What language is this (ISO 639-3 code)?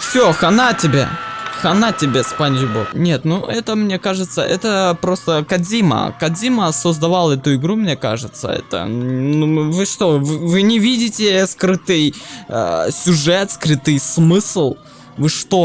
rus